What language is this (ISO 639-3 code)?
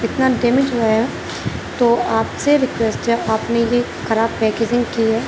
urd